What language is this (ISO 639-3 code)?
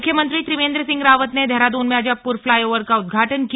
hin